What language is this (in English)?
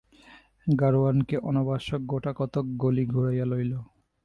Bangla